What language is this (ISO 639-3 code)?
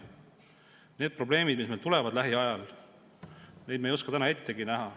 est